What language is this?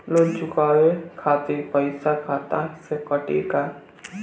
Bhojpuri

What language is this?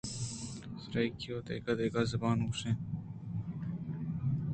Eastern Balochi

